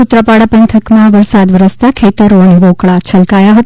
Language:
Gujarati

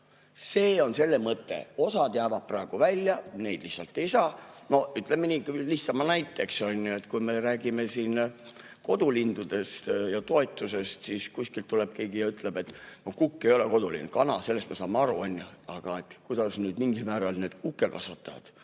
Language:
Estonian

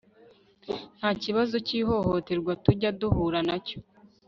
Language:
Kinyarwanda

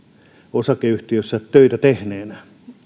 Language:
Finnish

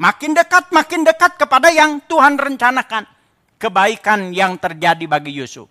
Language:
Indonesian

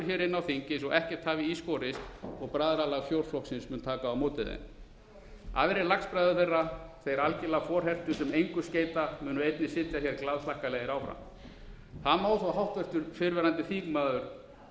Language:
Icelandic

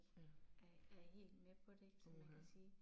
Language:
Danish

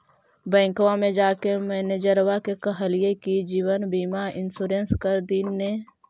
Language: Magahi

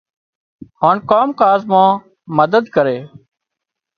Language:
Wadiyara Koli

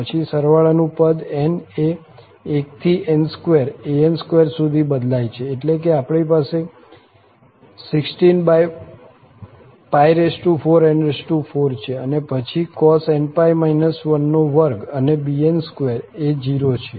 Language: Gujarati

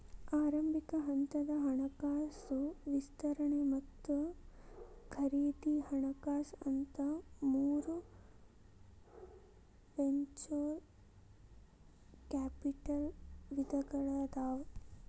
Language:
Kannada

